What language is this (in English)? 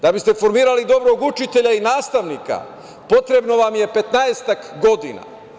Serbian